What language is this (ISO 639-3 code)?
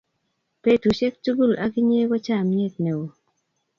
kln